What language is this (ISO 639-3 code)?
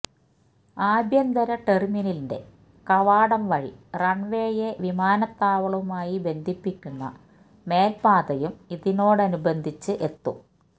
mal